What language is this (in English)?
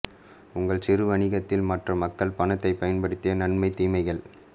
Tamil